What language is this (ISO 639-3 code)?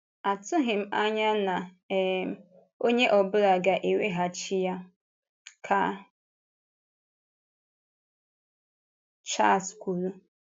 ibo